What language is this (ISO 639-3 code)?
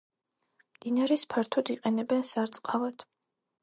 kat